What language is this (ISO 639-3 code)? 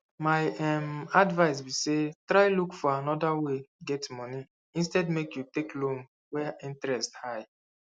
pcm